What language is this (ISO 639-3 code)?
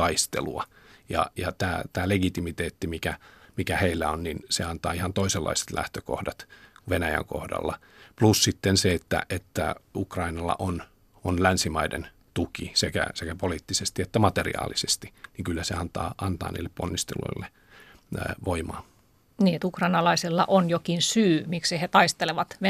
fin